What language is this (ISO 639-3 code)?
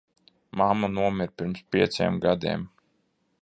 lav